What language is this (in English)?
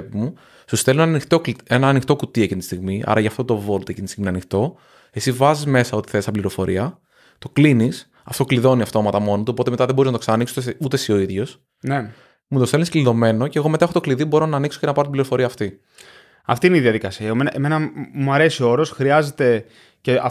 Greek